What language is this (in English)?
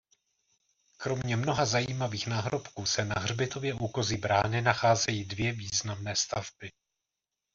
Czech